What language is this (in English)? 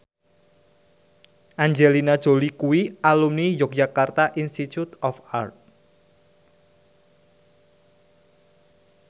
Javanese